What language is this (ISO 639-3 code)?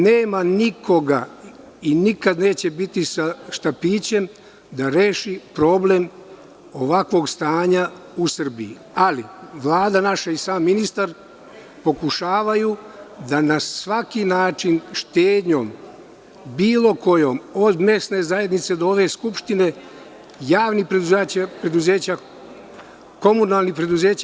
srp